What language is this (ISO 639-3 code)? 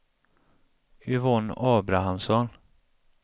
swe